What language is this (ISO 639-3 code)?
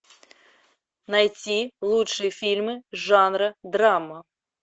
rus